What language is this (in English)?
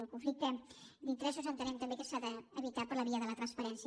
Catalan